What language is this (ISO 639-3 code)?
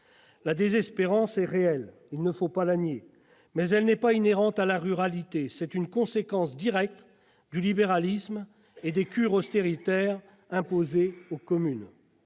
fra